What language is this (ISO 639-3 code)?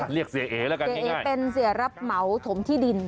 tha